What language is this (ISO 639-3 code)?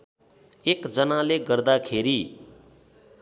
nep